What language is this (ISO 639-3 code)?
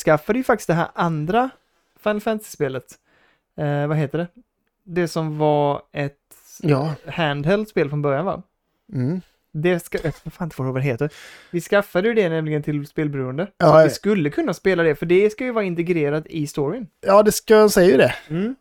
swe